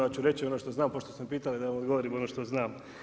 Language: Croatian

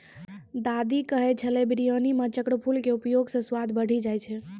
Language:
Maithili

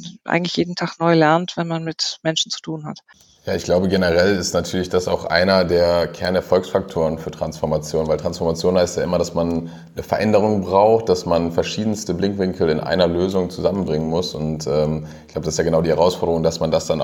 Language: German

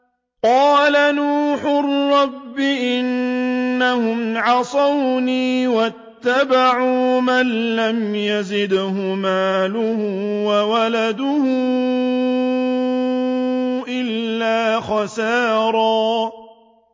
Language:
Arabic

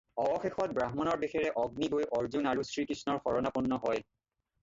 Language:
Assamese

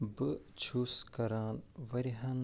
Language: Kashmiri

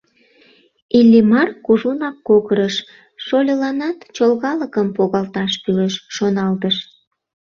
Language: Mari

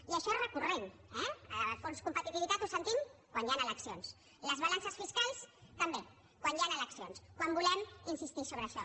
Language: Catalan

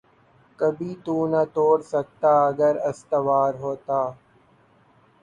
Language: Urdu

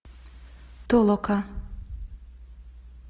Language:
Russian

